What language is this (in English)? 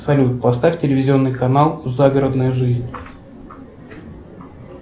Russian